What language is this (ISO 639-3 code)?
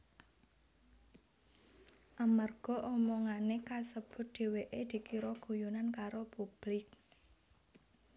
jav